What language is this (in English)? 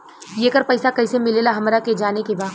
Bhojpuri